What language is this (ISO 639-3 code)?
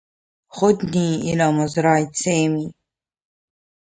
ara